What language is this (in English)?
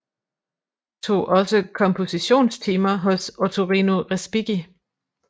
Danish